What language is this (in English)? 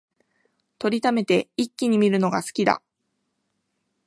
Japanese